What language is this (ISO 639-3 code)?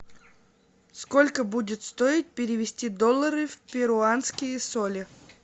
rus